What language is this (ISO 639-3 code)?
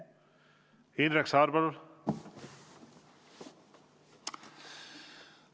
est